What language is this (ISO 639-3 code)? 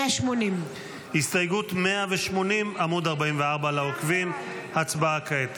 heb